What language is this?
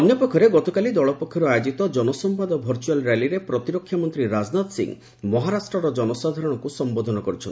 Odia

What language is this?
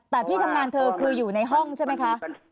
Thai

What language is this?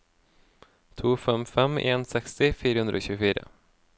Norwegian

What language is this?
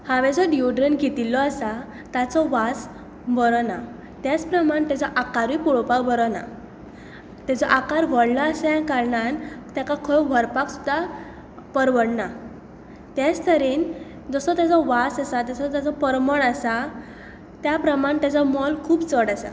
Konkani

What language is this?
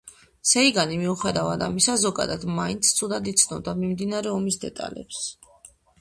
Georgian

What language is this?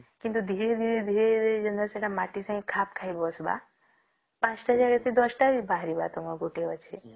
Odia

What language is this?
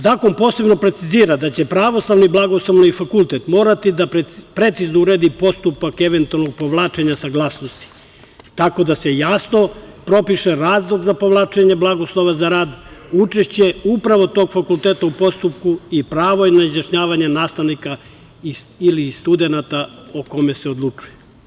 Serbian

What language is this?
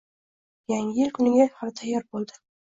Uzbek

